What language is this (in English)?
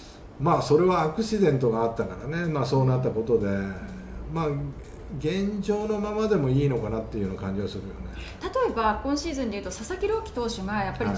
Japanese